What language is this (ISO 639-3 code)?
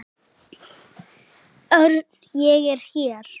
isl